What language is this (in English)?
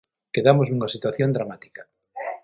Galician